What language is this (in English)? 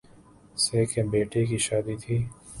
Urdu